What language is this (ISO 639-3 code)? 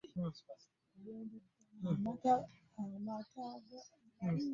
lug